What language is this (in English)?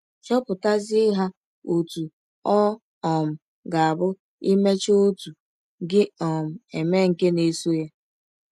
Igbo